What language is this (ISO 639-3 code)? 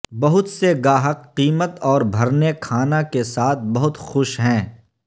urd